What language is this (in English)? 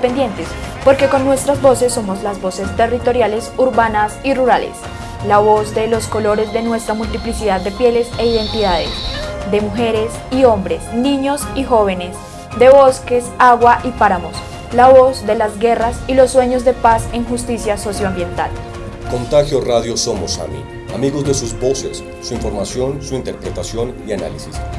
Spanish